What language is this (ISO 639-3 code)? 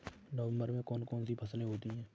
hin